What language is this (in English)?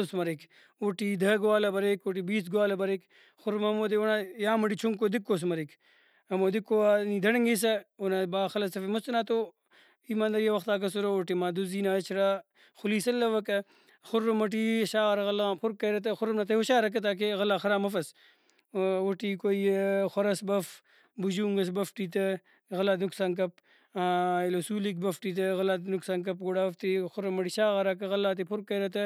Brahui